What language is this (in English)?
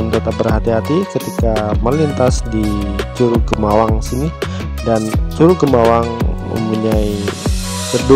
Indonesian